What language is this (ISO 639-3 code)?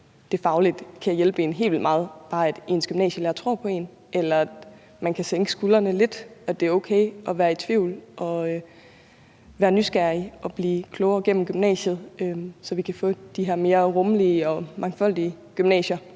dan